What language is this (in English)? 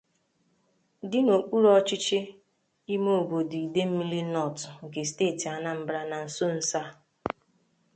Igbo